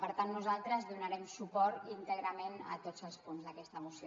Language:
Catalan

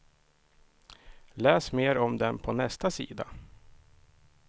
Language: Swedish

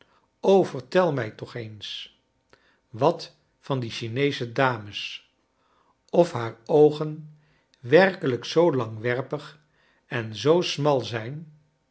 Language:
Dutch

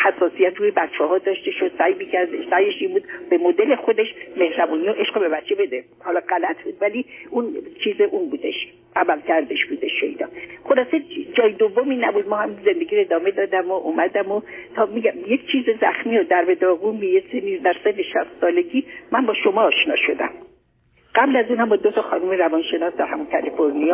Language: Persian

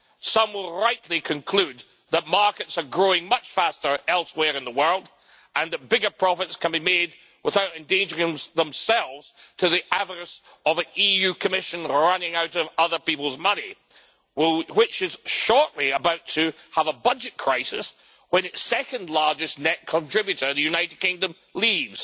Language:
English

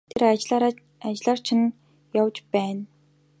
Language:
Mongolian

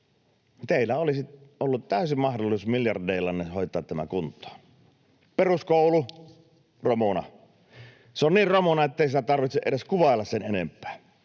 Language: Finnish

